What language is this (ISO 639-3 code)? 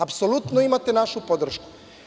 srp